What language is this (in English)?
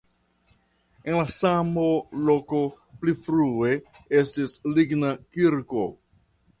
Esperanto